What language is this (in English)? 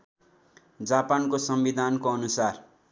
Nepali